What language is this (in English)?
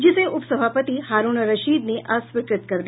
Hindi